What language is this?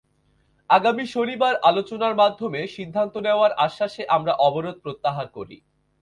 Bangla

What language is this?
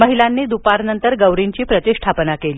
Marathi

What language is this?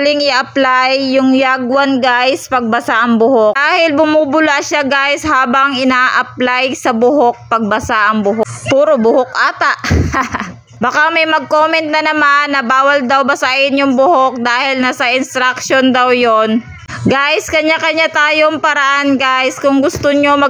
Filipino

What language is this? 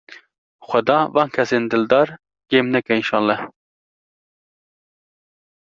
Kurdish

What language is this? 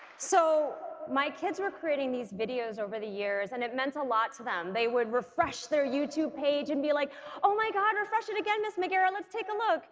English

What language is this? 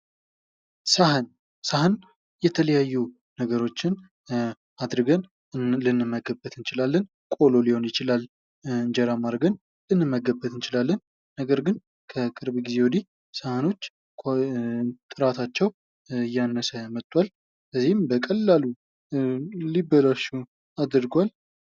Amharic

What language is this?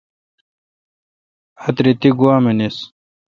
Kalkoti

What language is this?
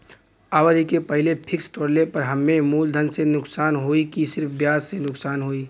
Bhojpuri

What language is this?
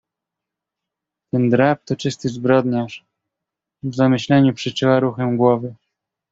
Polish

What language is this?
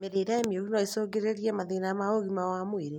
Kikuyu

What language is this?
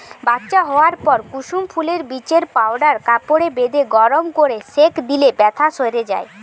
Bangla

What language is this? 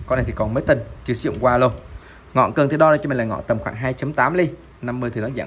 Vietnamese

